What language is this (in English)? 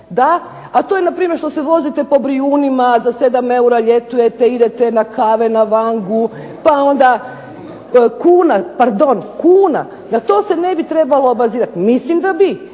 Croatian